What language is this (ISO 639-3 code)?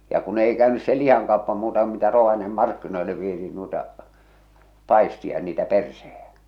fin